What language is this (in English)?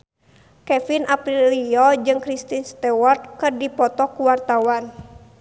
Sundanese